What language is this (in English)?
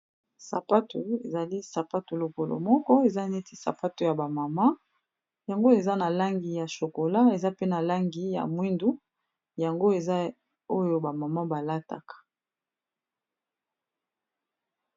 Lingala